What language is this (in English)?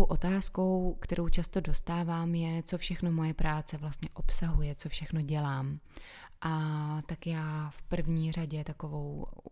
Czech